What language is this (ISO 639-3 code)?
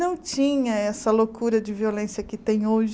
por